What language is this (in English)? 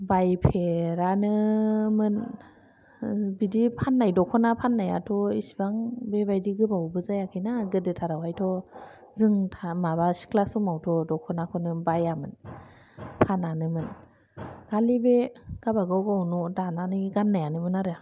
Bodo